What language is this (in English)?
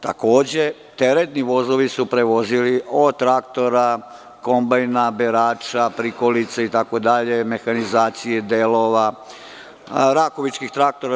Serbian